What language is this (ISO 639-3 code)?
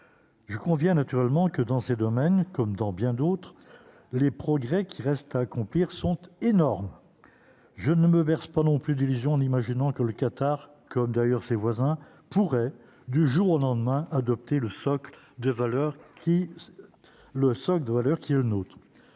fra